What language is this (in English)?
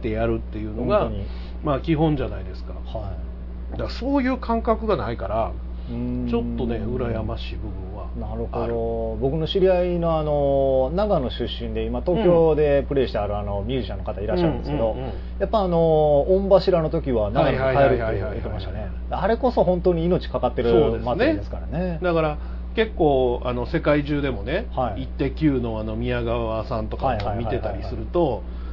Japanese